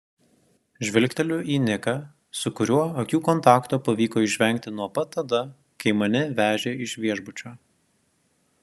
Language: Lithuanian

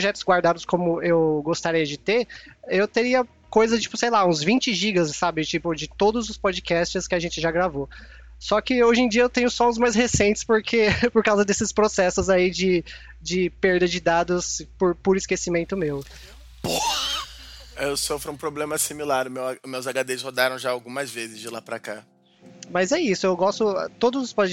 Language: Portuguese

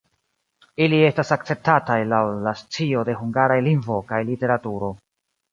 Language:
Esperanto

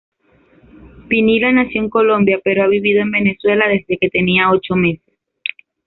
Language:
Spanish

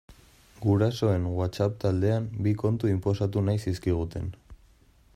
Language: Basque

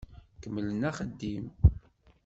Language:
Kabyle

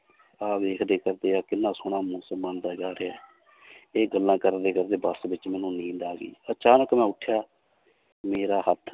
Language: Punjabi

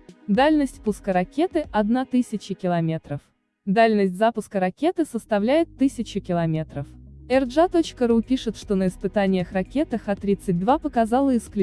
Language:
Russian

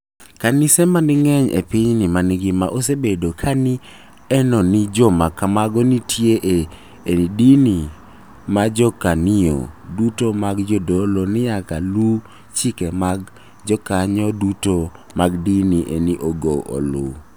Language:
Luo (Kenya and Tanzania)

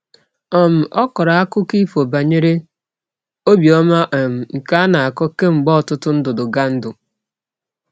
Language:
Igbo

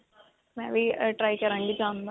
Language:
Punjabi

